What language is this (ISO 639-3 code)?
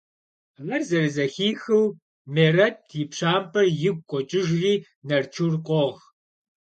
kbd